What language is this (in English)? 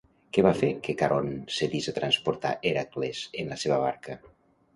Catalan